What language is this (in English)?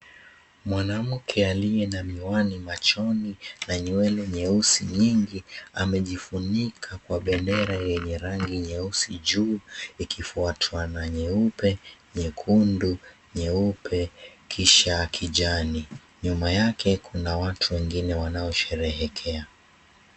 Swahili